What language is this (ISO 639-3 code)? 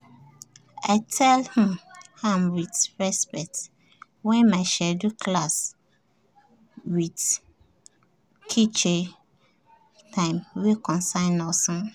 pcm